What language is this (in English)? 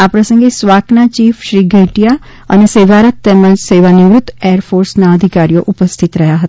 Gujarati